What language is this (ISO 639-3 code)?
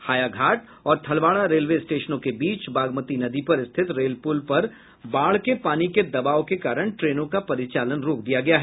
hin